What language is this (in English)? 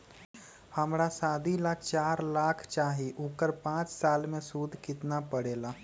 Magahi